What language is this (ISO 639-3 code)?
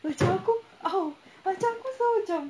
eng